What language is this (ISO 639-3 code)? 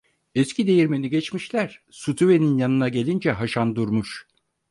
tur